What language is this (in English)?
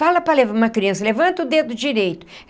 Portuguese